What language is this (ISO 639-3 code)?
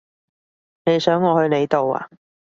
yue